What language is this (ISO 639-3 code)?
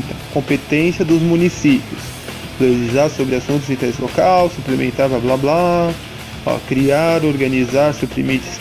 por